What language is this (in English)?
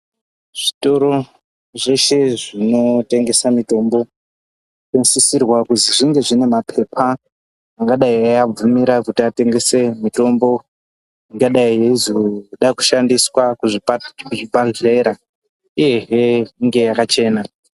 Ndau